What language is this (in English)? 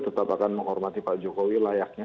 Indonesian